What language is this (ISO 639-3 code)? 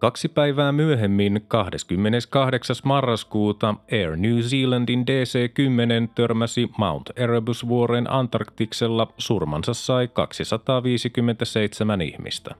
fin